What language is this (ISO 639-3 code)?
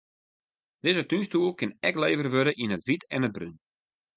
fry